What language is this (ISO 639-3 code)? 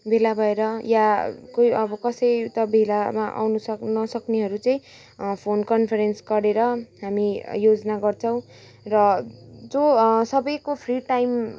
nep